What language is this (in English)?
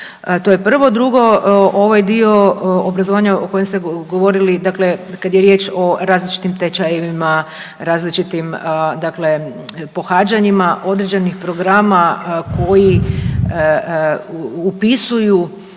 Croatian